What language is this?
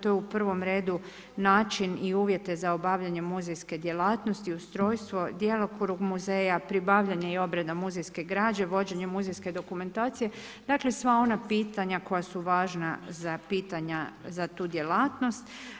Croatian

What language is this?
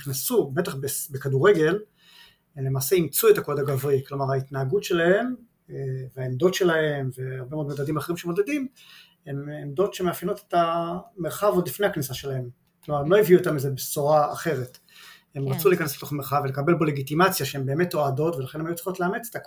Hebrew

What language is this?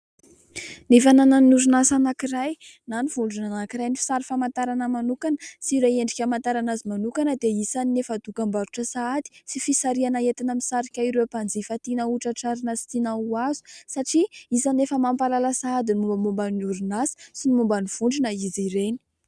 Malagasy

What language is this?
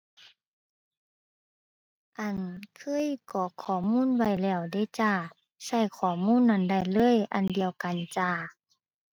Thai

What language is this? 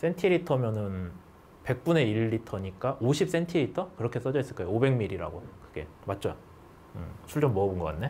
Korean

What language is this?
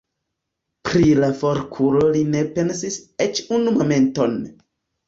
Esperanto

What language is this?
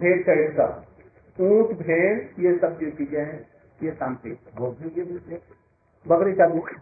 Hindi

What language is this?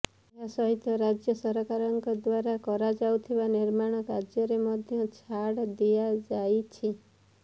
Odia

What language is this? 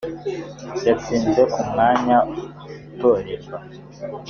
Kinyarwanda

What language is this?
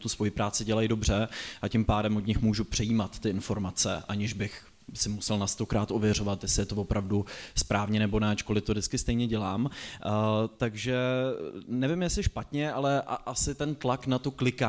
Czech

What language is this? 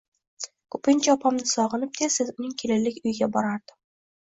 Uzbek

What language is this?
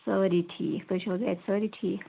Kashmiri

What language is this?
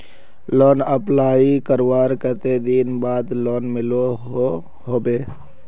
Magahi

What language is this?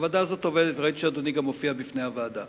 Hebrew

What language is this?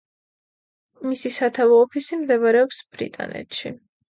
Georgian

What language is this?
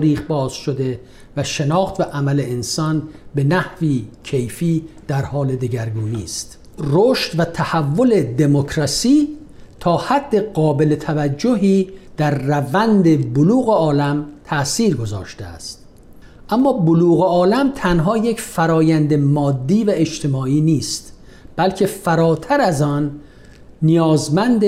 Persian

